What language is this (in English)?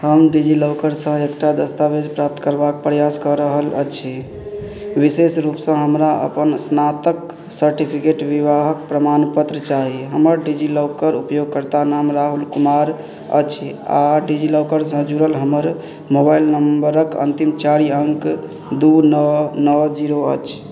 Maithili